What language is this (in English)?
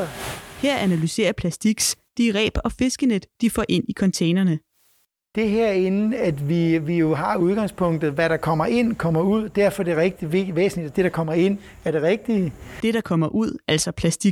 Danish